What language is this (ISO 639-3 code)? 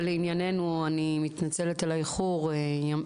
heb